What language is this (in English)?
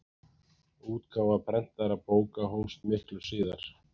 Icelandic